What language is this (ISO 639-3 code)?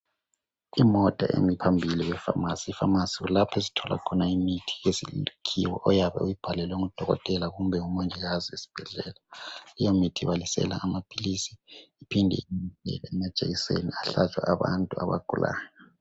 nde